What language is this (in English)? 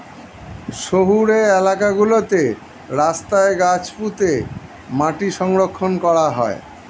Bangla